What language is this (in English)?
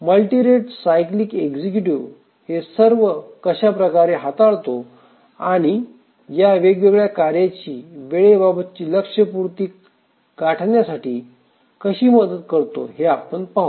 Marathi